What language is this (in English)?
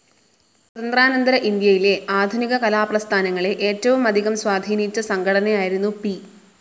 Malayalam